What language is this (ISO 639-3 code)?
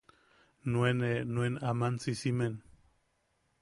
yaq